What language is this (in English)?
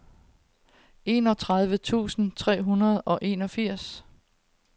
Danish